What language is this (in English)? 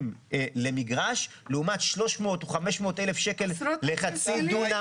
Hebrew